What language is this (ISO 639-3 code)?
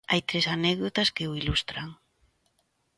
glg